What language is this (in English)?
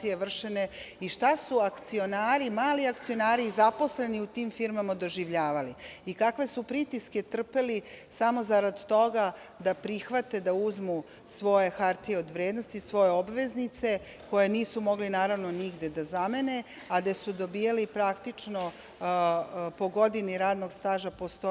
Serbian